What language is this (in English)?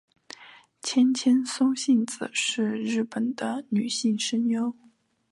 Chinese